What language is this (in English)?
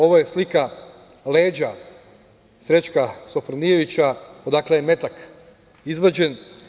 Serbian